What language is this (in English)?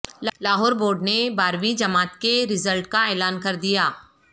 Urdu